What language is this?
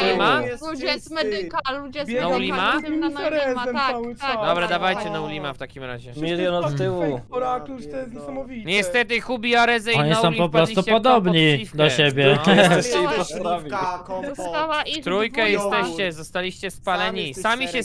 Polish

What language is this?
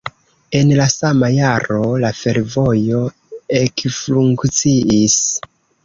Esperanto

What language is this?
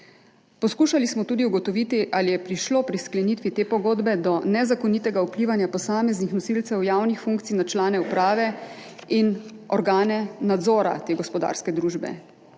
Slovenian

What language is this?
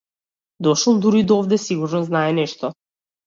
Macedonian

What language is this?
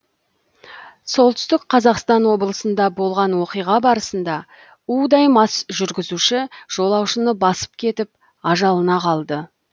Kazakh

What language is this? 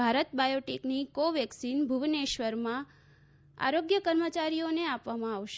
Gujarati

